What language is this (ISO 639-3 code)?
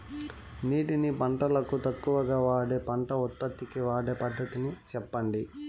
tel